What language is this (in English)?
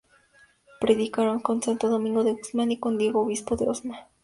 Spanish